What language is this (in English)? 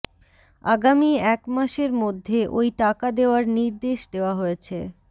Bangla